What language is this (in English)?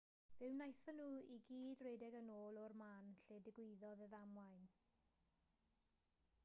Welsh